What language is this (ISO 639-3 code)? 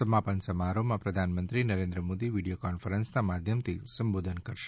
guj